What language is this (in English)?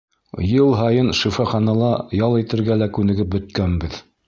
Bashkir